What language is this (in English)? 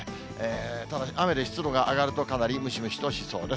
Japanese